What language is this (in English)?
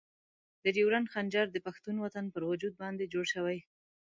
Pashto